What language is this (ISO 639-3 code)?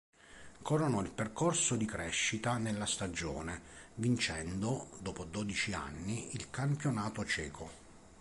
ita